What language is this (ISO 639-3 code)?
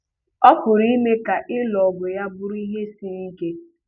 ibo